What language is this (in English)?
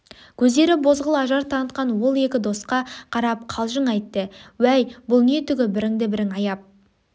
Kazakh